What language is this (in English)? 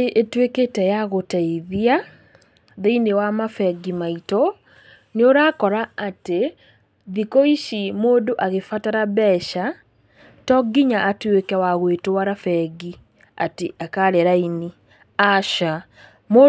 Kikuyu